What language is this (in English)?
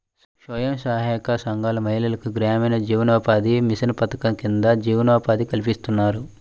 Telugu